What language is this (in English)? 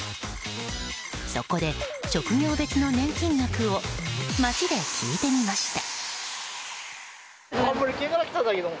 Japanese